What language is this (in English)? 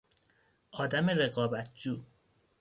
Persian